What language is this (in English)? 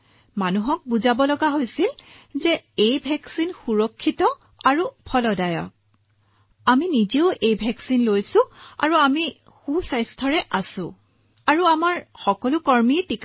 Assamese